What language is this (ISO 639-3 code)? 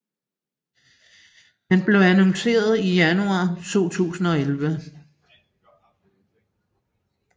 dan